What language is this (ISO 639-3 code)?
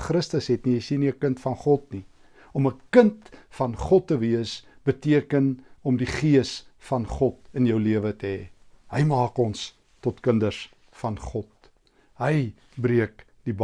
nld